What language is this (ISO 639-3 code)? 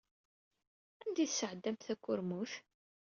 kab